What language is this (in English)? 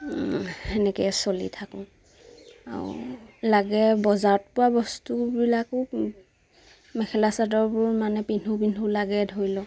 Assamese